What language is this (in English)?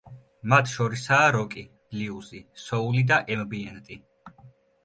Georgian